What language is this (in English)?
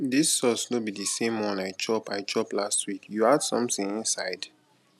Nigerian Pidgin